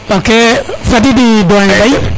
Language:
Serer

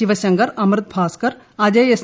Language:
Malayalam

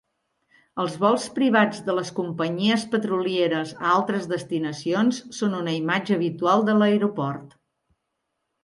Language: Catalan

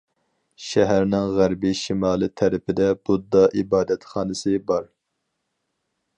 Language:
Uyghur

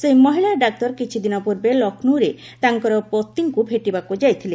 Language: Odia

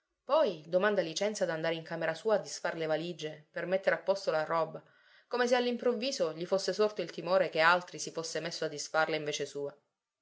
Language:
Italian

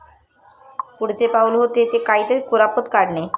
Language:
Marathi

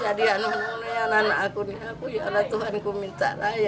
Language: Indonesian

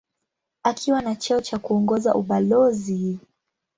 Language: Swahili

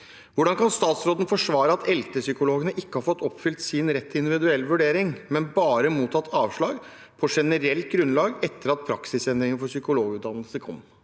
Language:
Norwegian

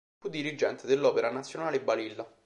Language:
Italian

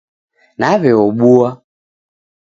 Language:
Taita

